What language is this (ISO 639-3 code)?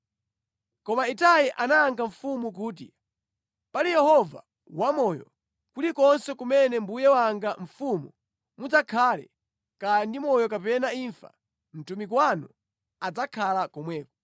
nya